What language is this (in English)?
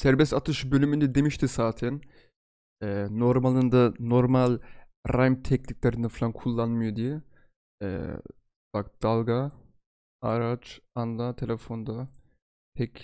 Turkish